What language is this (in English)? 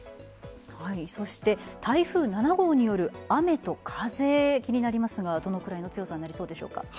Japanese